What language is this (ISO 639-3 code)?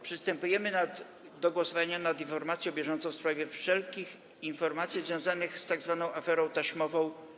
pol